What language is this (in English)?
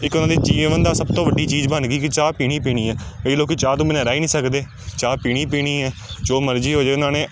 Punjabi